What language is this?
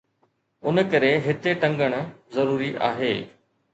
Sindhi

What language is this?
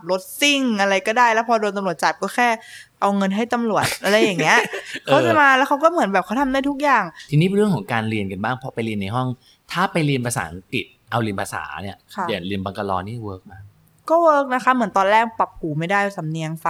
Thai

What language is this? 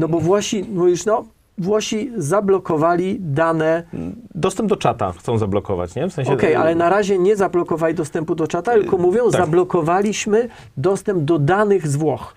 Polish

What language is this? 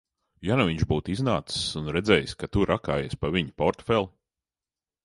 Latvian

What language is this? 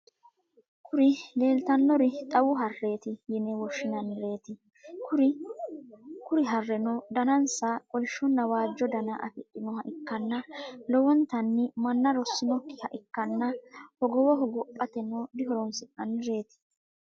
Sidamo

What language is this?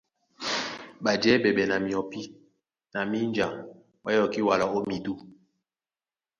Duala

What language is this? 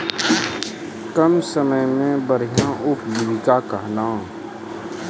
Maithili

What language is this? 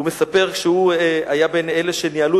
Hebrew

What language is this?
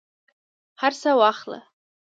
Pashto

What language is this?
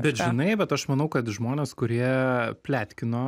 Lithuanian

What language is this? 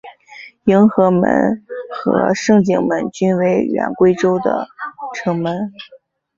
Chinese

